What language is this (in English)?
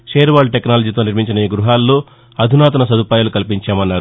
Telugu